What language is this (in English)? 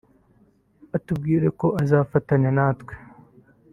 Kinyarwanda